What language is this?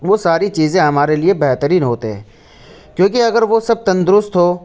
Urdu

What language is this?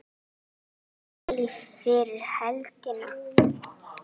Icelandic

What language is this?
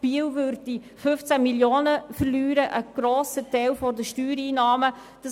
Swiss German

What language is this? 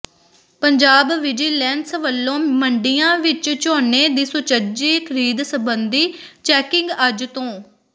Punjabi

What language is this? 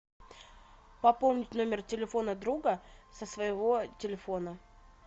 Russian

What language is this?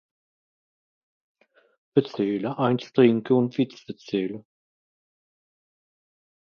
Swiss German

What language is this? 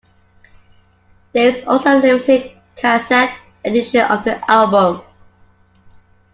English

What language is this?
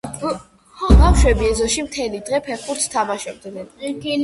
Georgian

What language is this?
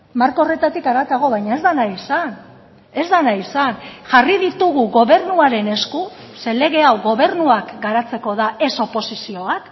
Basque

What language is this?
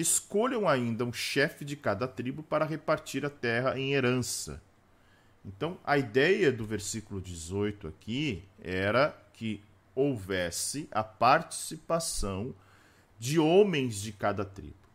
Portuguese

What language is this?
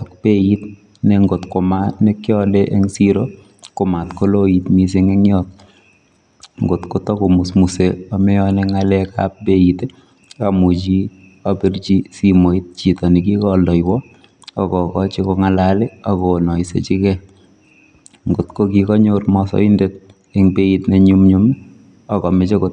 Kalenjin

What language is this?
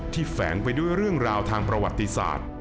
Thai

